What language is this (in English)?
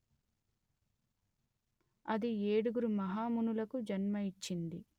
Telugu